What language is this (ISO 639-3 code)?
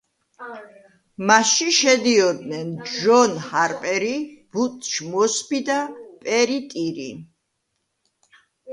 kat